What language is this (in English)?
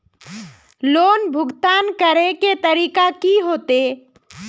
Magahi